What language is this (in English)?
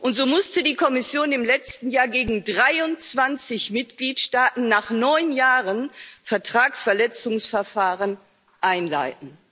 German